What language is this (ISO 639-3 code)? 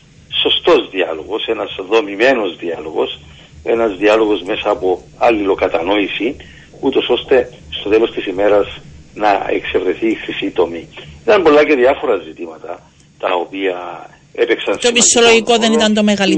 ell